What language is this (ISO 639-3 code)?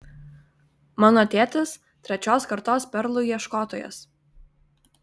lit